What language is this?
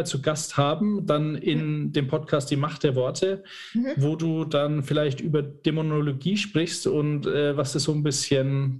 German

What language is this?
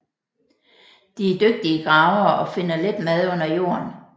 Danish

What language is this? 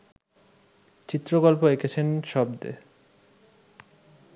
Bangla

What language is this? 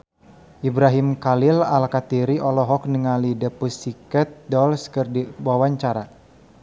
Sundanese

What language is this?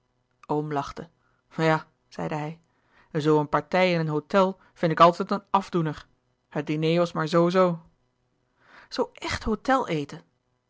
Dutch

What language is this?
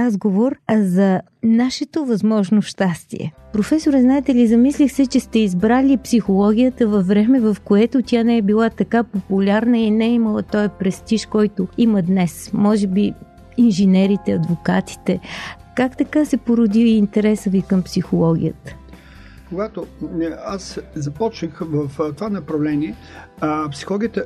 Bulgarian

